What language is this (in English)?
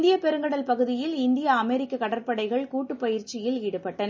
Tamil